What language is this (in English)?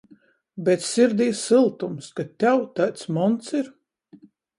Latgalian